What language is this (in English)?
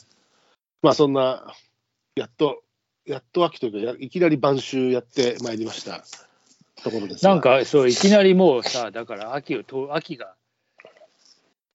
Japanese